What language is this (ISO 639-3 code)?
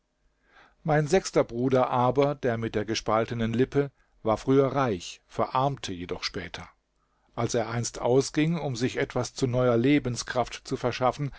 deu